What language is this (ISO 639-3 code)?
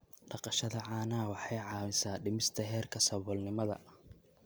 som